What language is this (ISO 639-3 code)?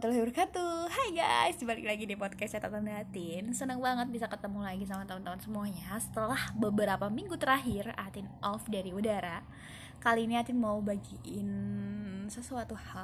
ind